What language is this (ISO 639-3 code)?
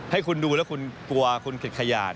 tha